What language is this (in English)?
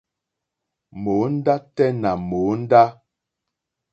Mokpwe